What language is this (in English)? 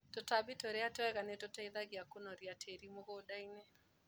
Kikuyu